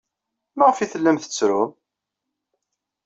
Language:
Kabyle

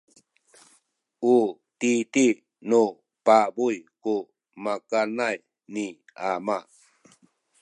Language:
Sakizaya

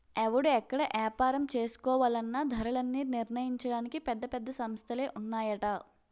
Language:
Telugu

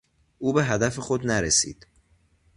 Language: Persian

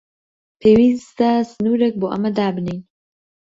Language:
Central Kurdish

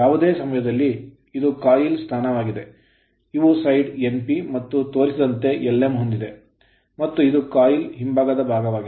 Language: Kannada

